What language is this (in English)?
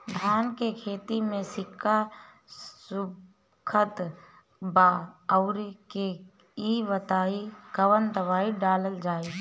Bhojpuri